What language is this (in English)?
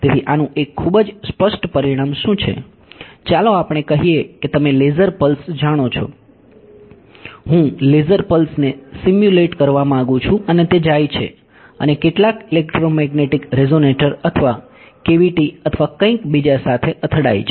Gujarati